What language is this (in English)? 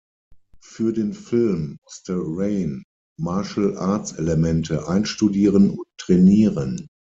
German